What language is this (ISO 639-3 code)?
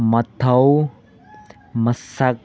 mni